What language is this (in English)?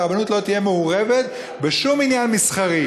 Hebrew